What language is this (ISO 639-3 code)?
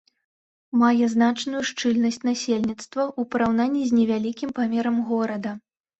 bel